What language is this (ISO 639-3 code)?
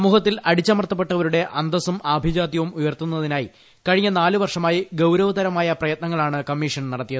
mal